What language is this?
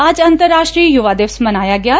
Punjabi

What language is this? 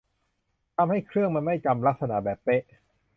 Thai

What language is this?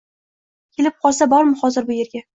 Uzbek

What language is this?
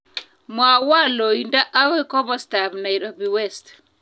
Kalenjin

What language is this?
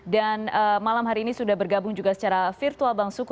Indonesian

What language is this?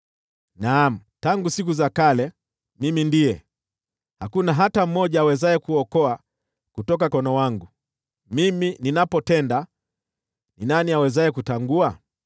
Swahili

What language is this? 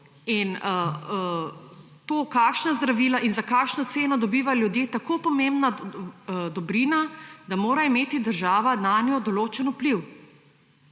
Slovenian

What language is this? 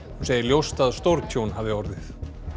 Icelandic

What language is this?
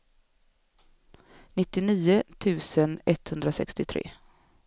Swedish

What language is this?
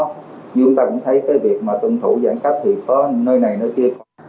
Vietnamese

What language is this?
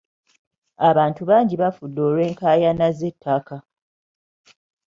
Ganda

